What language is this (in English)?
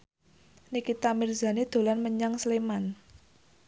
Javanese